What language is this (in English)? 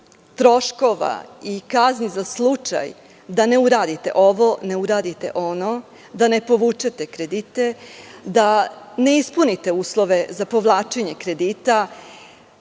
Serbian